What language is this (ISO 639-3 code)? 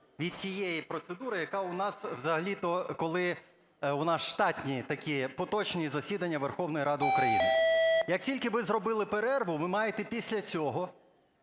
ukr